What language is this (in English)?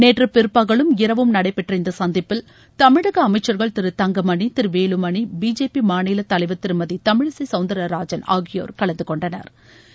Tamil